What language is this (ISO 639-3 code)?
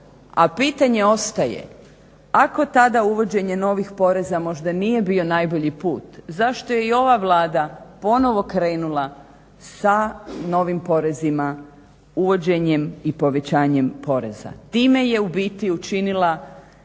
hrv